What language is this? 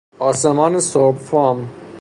Persian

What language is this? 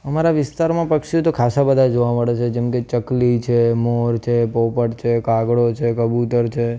Gujarati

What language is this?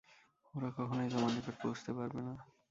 Bangla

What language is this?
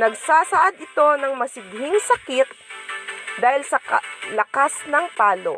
Filipino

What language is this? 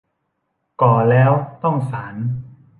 Thai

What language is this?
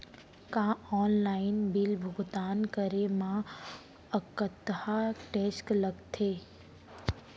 Chhattisgarhi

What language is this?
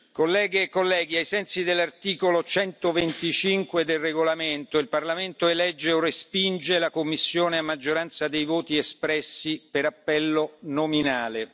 Italian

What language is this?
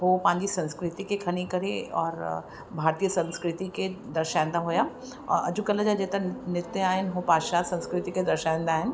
Sindhi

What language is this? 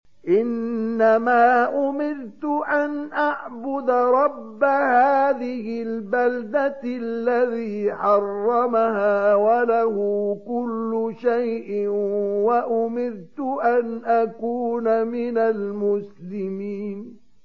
Arabic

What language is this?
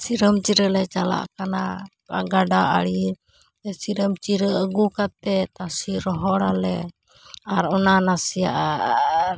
Santali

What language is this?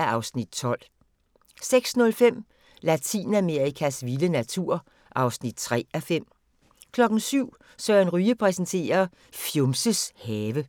Danish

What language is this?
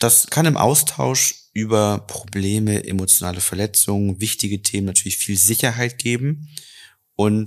German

